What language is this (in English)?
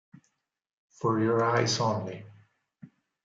Italian